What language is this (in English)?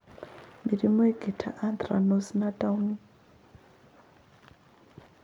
Kikuyu